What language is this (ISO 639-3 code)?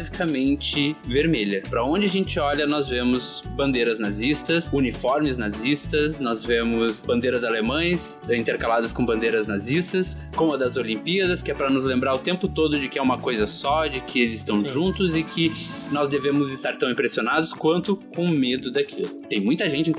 por